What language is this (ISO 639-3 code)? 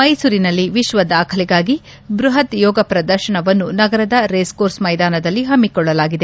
kan